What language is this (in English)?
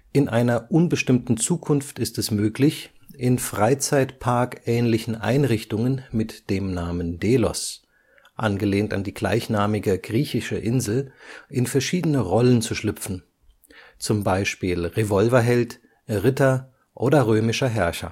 German